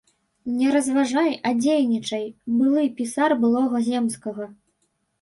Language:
Belarusian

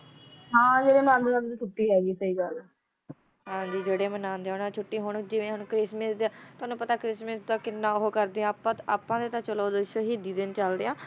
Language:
Punjabi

